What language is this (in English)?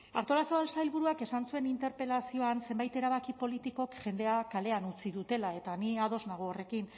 Basque